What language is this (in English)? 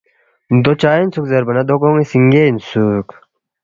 Balti